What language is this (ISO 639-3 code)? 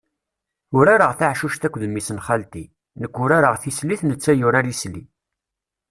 kab